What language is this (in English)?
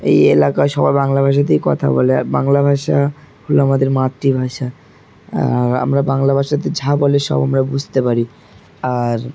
Bangla